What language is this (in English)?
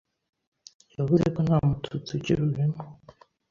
Kinyarwanda